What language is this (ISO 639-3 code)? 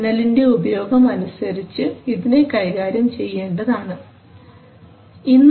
mal